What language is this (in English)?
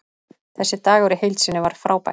Icelandic